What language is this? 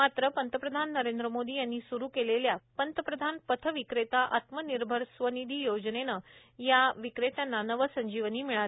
Marathi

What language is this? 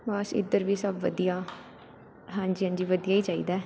Punjabi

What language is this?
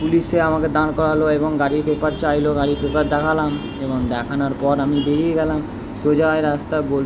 Bangla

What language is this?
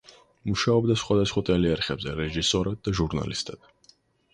Georgian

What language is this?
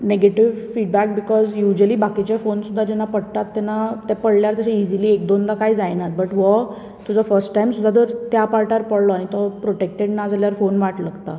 Konkani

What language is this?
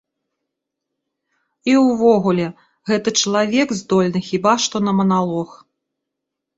Belarusian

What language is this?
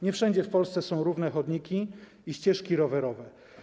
Polish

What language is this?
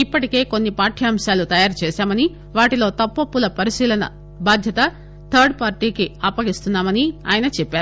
Telugu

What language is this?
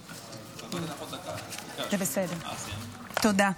Hebrew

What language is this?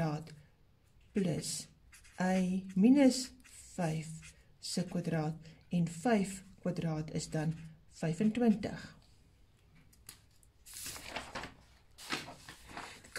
Dutch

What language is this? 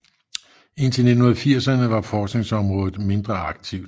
Danish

